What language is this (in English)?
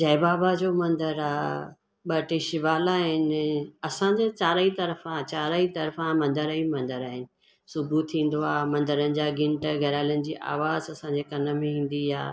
Sindhi